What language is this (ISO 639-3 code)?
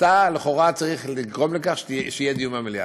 heb